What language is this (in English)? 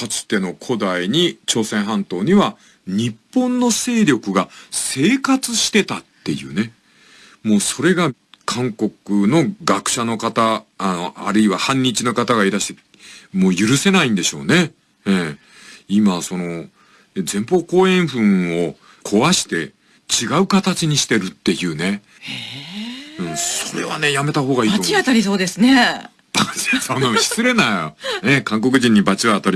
Japanese